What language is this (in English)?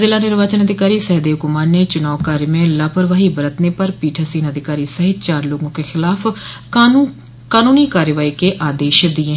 Hindi